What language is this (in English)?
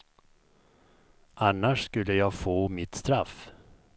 Swedish